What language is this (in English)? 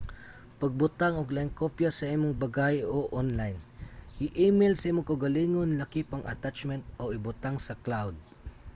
Cebuano